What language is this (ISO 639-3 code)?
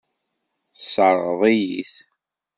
kab